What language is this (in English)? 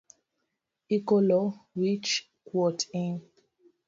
Luo (Kenya and Tanzania)